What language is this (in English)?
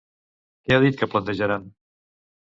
Catalan